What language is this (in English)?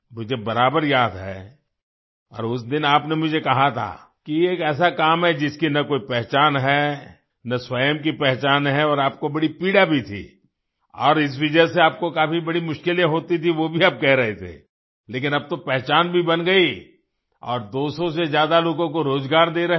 Hindi